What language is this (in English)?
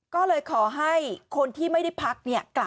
Thai